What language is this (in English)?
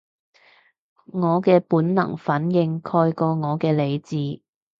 Cantonese